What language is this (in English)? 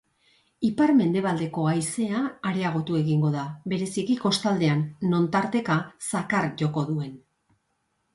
Basque